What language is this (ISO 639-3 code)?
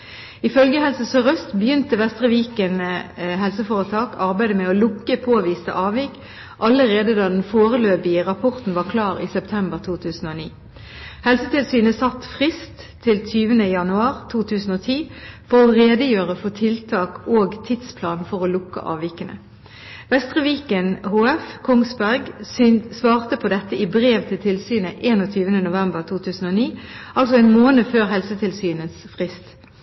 nob